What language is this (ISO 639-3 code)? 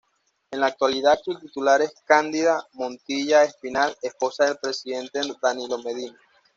spa